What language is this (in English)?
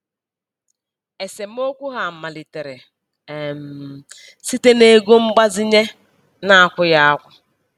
Igbo